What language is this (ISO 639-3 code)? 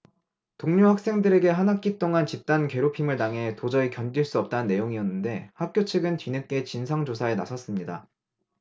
kor